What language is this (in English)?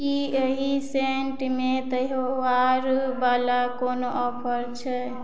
Maithili